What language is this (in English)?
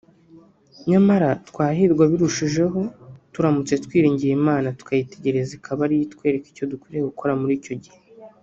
Kinyarwanda